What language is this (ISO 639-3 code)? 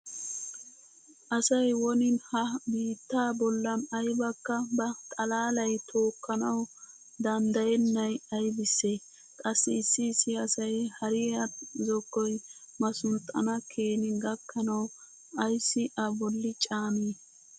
wal